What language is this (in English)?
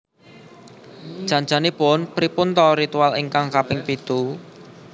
Javanese